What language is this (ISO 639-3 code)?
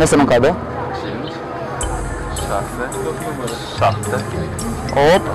ron